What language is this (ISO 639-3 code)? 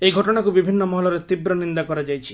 ori